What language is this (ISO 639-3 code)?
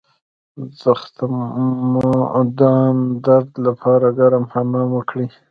pus